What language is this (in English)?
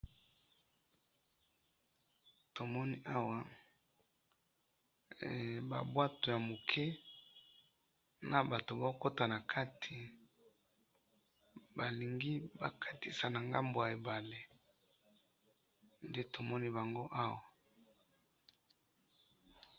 Lingala